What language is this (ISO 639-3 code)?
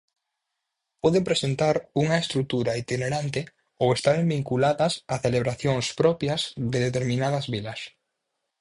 glg